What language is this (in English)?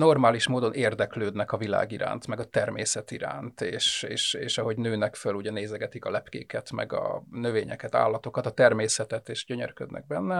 Hungarian